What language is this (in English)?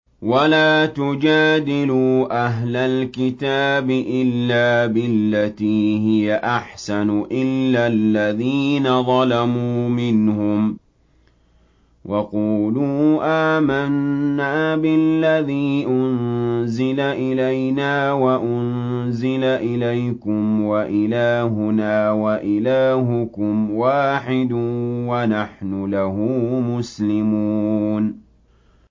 Arabic